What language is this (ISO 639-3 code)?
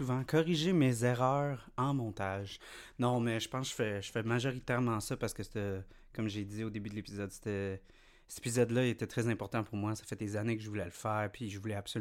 fra